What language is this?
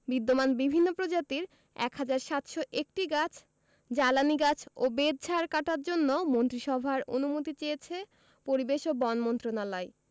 Bangla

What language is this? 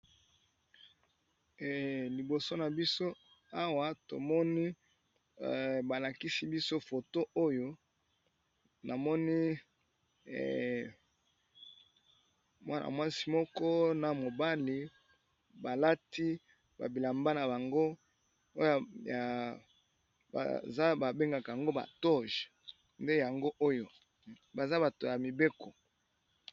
Lingala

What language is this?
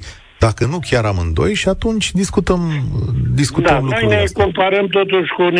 Romanian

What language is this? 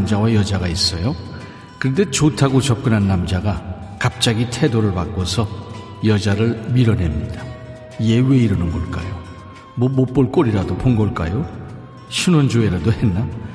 Korean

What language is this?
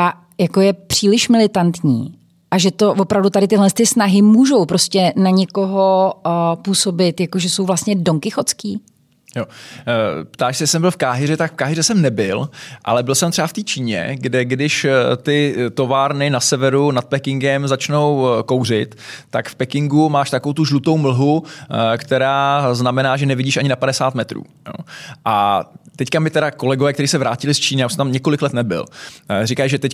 Czech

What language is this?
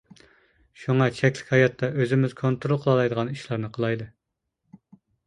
Uyghur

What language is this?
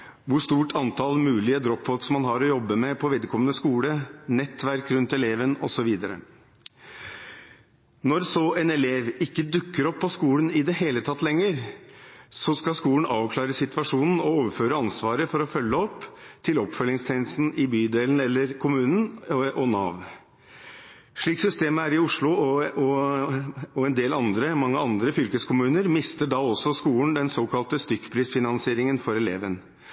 Norwegian Bokmål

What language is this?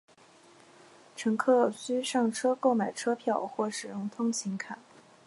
Chinese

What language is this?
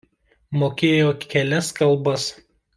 Lithuanian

